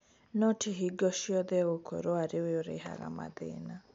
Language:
Kikuyu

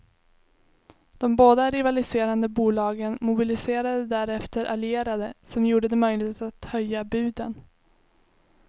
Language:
Swedish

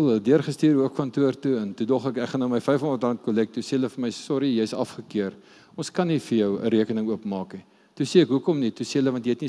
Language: Dutch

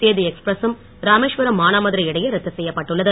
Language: Tamil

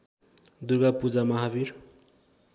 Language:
Nepali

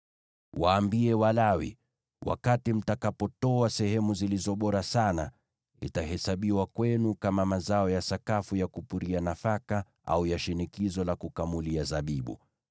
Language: Swahili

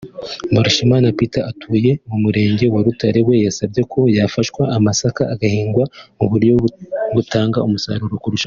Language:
Kinyarwanda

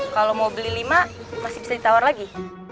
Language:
Indonesian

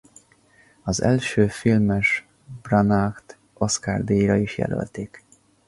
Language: Hungarian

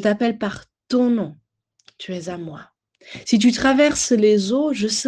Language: French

